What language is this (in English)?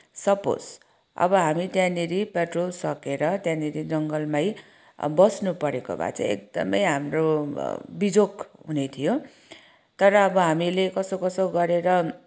Nepali